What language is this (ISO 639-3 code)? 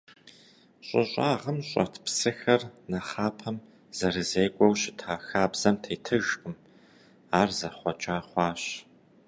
kbd